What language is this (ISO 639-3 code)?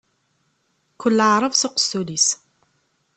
kab